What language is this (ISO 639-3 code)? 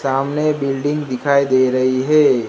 hin